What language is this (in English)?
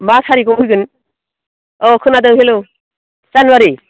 Bodo